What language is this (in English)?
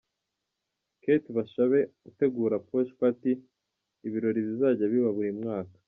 Kinyarwanda